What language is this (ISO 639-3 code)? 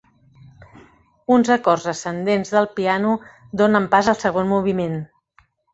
cat